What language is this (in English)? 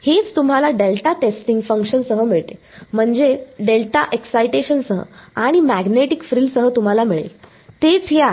Marathi